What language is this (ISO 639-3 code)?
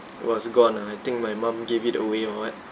eng